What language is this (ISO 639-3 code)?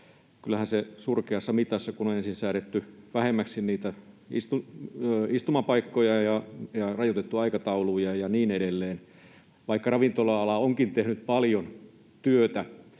fin